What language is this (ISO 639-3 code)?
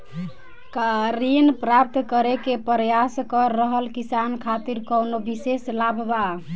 bho